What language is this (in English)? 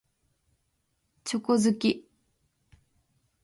Japanese